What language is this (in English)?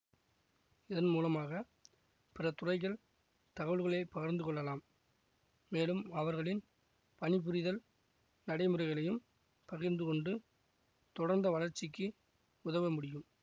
Tamil